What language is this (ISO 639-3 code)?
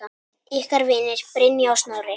isl